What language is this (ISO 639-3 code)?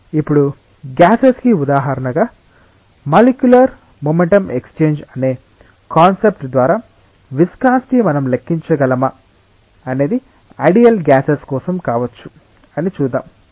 tel